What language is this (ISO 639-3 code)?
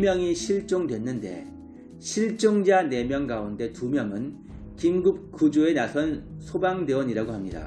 kor